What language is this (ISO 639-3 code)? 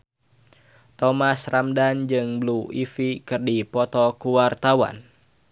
sun